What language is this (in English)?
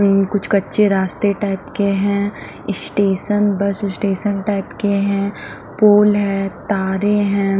Hindi